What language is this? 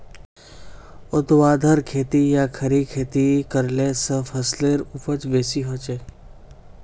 Magahi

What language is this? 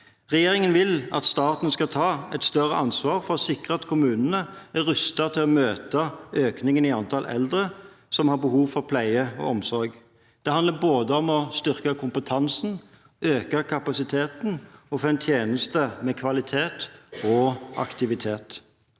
Norwegian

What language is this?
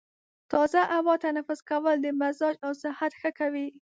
Pashto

